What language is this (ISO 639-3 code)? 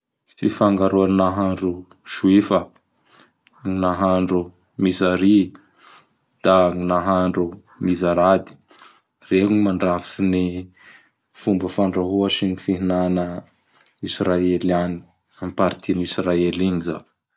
bhr